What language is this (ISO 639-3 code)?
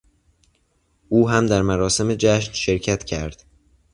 fas